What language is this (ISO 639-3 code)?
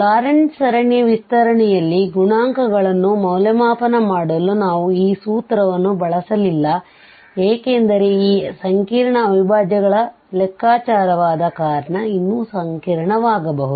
kan